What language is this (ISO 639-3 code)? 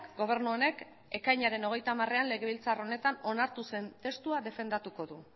eus